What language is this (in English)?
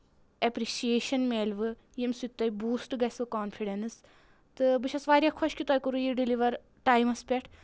Kashmiri